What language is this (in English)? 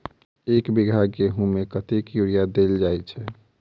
Maithili